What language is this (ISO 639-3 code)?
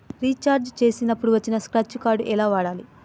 tel